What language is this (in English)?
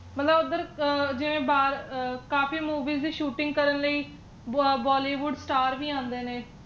Punjabi